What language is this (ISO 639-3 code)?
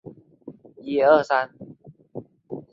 zho